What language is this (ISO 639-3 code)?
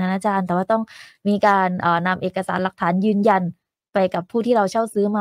tha